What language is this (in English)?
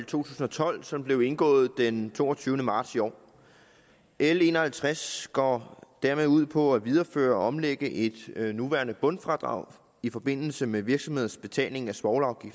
Danish